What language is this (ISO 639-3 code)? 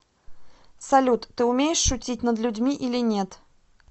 rus